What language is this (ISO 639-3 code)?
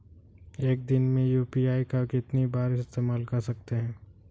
hin